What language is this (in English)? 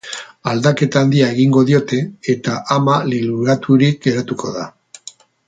Basque